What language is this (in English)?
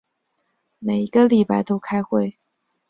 Chinese